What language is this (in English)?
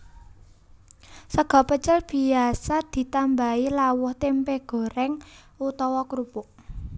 Javanese